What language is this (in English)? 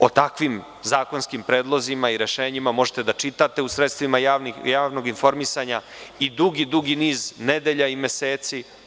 Serbian